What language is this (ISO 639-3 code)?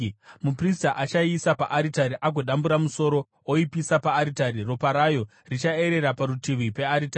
sna